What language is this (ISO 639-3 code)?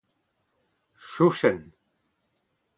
bre